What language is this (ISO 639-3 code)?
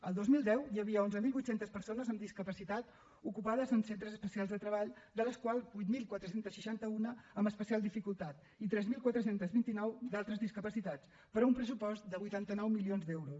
cat